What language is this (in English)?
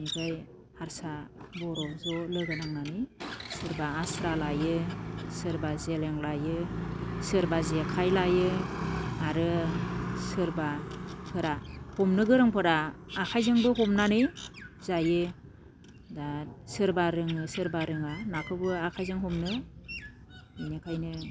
Bodo